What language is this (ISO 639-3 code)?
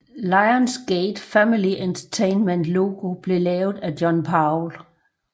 dan